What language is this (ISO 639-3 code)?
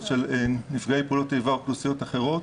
heb